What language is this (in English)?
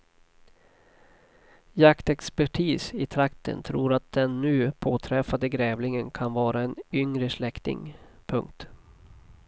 Swedish